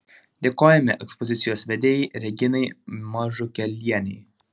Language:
Lithuanian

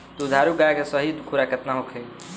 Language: Bhojpuri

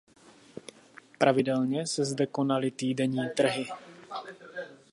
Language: Czech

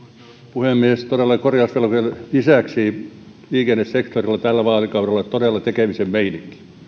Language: Finnish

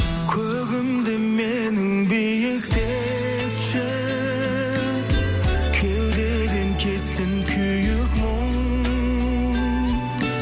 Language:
Kazakh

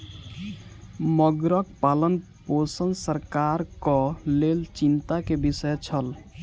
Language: Maithili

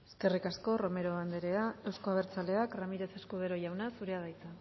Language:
Basque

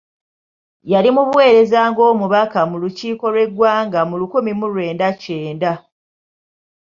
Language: Ganda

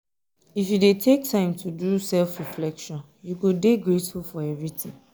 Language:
Nigerian Pidgin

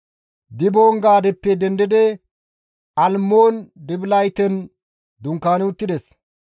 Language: Gamo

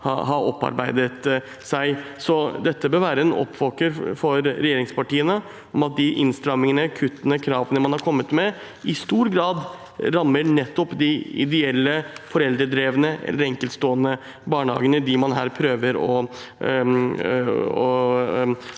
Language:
Norwegian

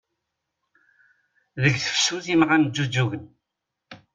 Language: Kabyle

